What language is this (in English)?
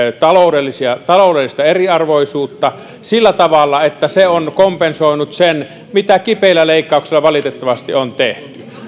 Finnish